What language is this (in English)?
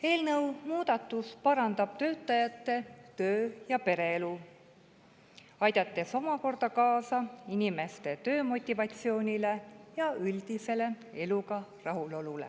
Estonian